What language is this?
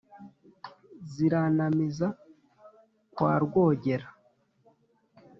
Kinyarwanda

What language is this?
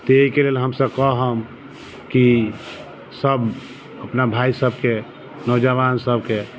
Maithili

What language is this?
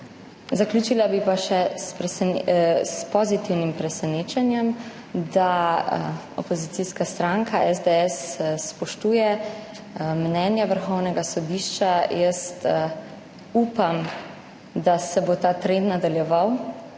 Slovenian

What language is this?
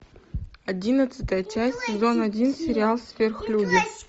Russian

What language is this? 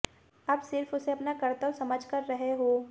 Hindi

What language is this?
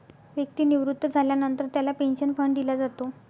Marathi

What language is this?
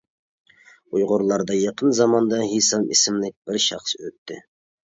Uyghur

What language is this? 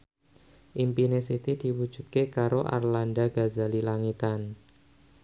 Javanese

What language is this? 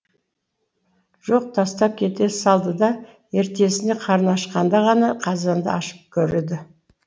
Kazakh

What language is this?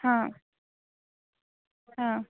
Konkani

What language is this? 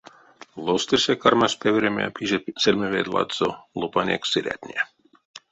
Erzya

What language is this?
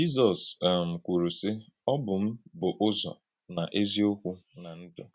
Igbo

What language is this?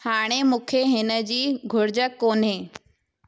Sindhi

